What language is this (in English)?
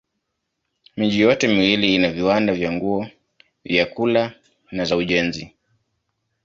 Swahili